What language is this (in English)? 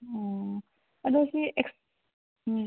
Manipuri